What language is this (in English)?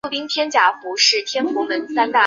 Chinese